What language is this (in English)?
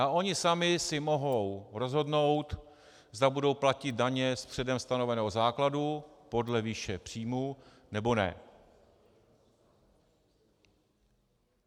Czech